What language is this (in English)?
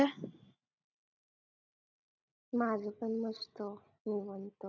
Marathi